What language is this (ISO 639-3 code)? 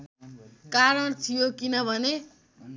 nep